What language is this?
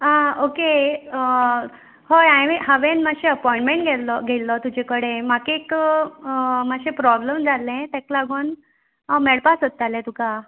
Konkani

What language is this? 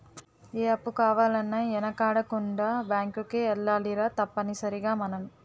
Telugu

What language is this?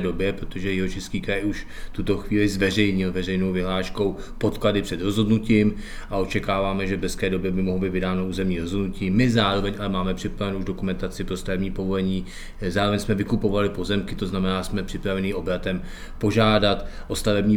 Czech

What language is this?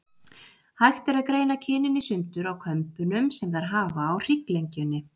Icelandic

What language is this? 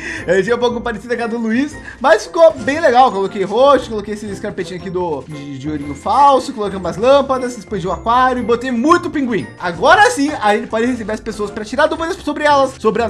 Portuguese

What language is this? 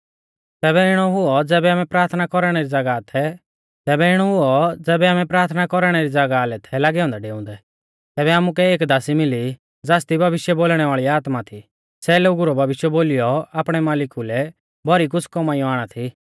Mahasu Pahari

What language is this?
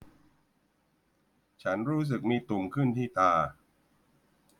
Thai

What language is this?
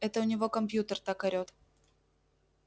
Russian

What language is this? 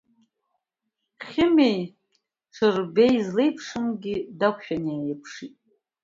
Abkhazian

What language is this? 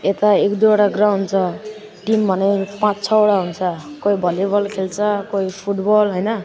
Nepali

